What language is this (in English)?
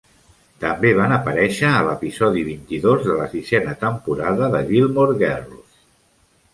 Catalan